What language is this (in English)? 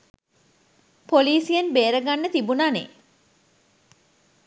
Sinhala